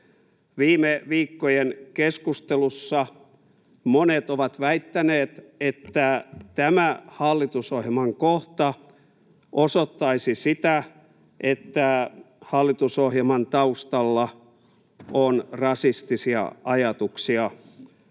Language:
Finnish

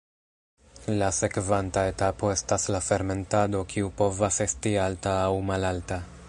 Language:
Esperanto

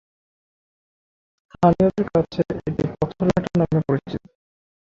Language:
Bangla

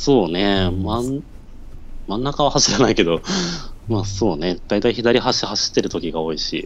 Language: Japanese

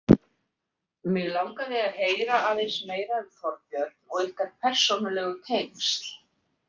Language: Icelandic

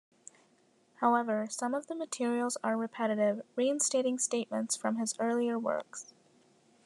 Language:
English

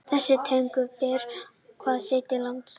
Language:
Icelandic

